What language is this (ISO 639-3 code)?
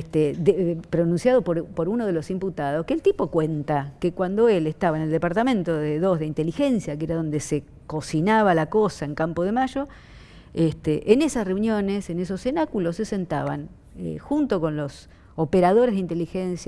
spa